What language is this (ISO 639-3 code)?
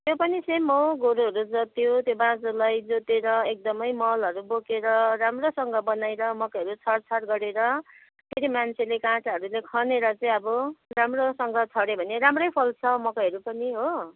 nep